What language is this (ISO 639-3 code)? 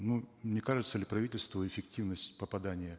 kaz